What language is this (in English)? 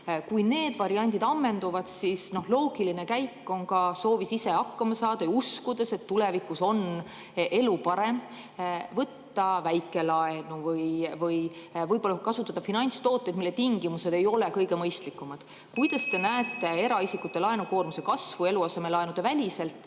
Estonian